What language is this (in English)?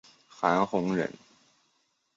Chinese